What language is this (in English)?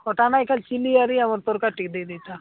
Odia